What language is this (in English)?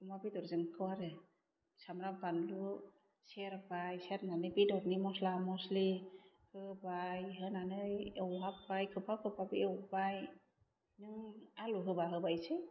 Bodo